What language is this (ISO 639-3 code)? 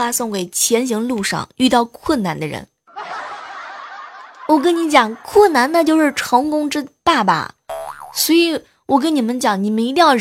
zho